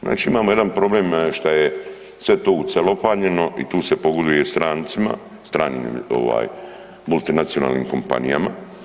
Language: Croatian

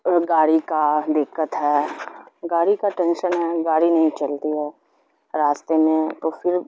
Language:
Urdu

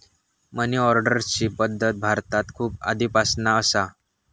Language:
Marathi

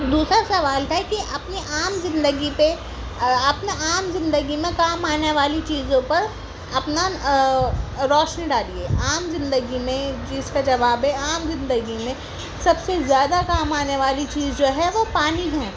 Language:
Urdu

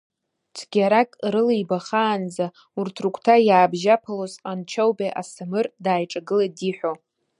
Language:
Abkhazian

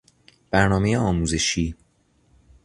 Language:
Persian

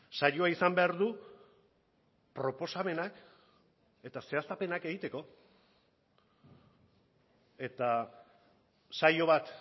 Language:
Basque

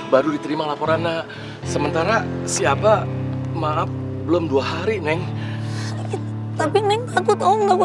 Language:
Indonesian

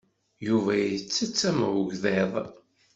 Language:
Kabyle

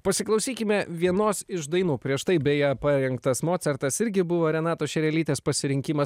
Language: Lithuanian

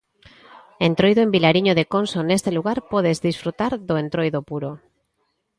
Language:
Galician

